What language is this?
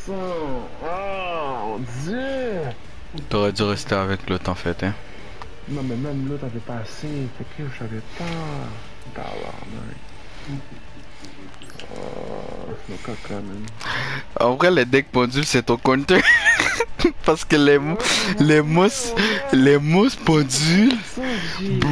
French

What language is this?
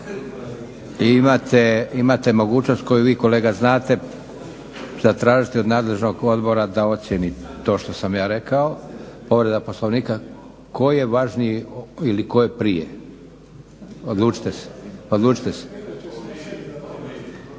Croatian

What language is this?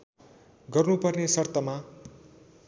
Nepali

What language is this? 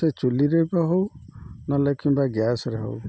Odia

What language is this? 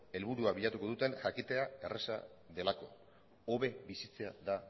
Basque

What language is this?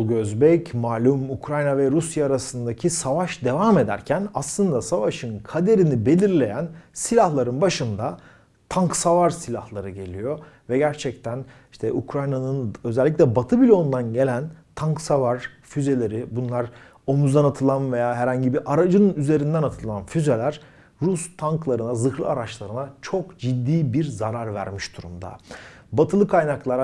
Turkish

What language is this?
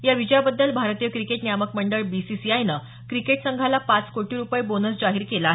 Marathi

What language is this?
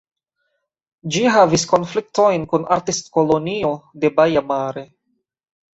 Esperanto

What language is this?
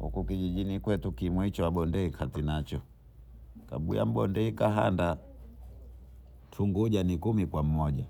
Bondei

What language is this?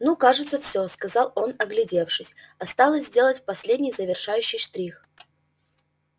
Russian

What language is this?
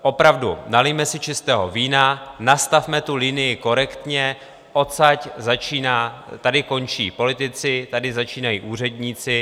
Czech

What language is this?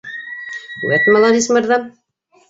Bashkir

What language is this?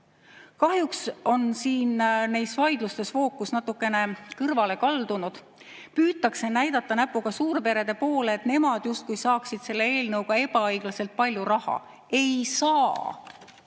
Estonian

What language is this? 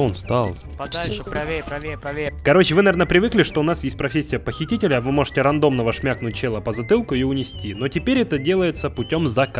Russian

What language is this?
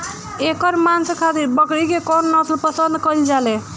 Bhojpuri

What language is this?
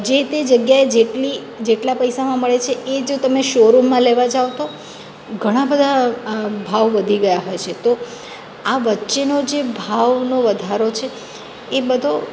Gujarati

